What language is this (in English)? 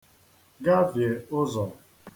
Igbo